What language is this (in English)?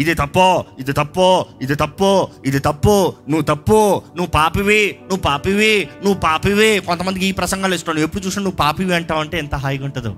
Telugu